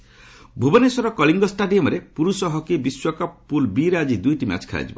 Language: Odia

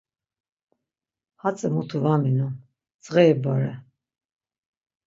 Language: Laz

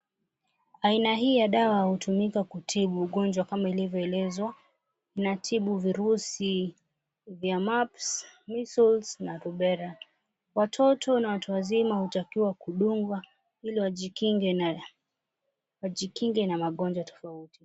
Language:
Swahili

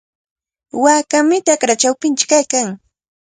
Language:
Cajatambo North Lima Quechua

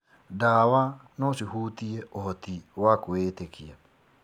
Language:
Kikuyu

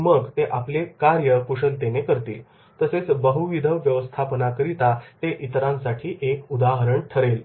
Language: Marathi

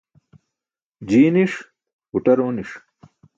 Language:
Burushaski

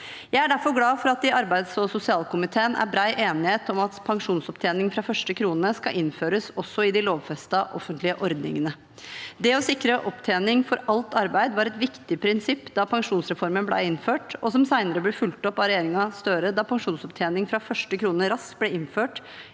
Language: Norwegian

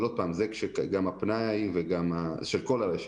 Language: Hebrew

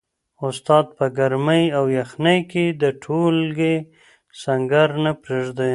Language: Pashto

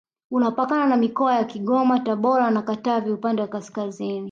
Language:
Swahili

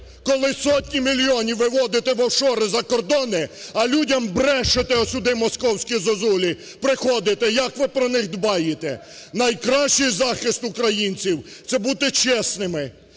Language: Ukrainian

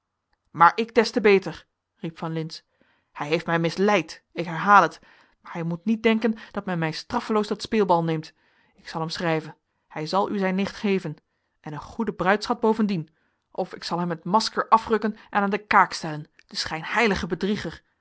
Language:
Dutch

